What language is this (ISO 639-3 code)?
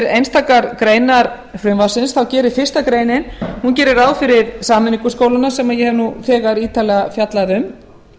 isl